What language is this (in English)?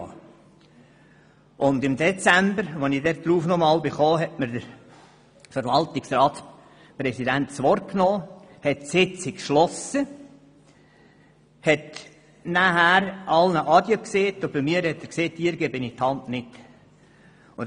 Swiss German